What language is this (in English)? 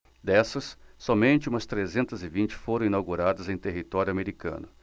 Portuguese